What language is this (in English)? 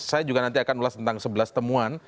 Indonesian